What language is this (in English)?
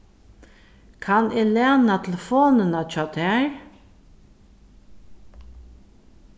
Faroese